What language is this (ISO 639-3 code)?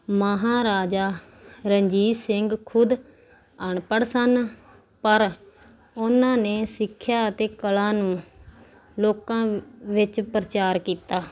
pan